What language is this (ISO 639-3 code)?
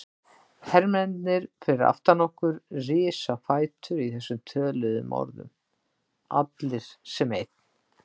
isl